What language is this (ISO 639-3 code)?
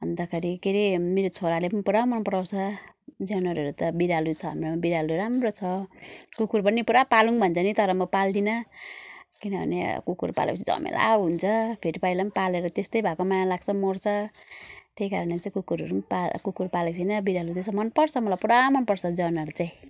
nep